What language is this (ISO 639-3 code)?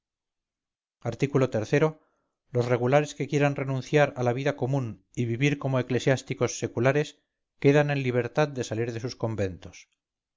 spa